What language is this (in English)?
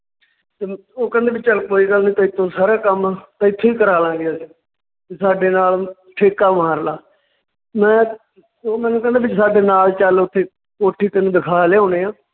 Punjabi